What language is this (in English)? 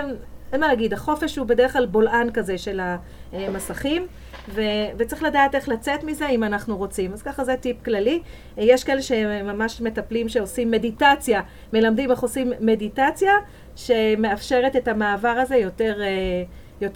Hebrew